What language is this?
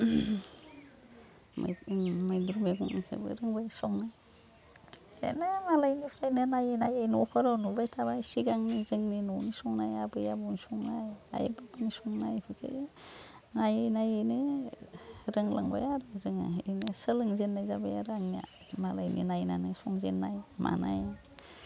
Bodo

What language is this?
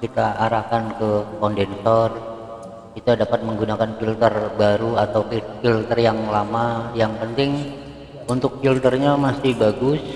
Indonesian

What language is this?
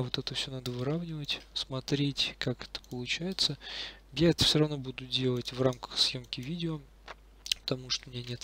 Russian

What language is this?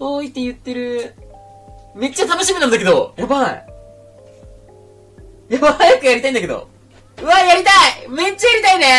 Japanese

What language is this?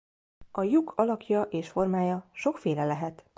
Hungarian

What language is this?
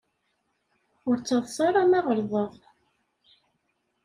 Kabyle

